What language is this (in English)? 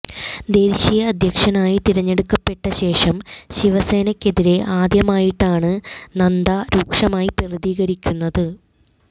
Malayalam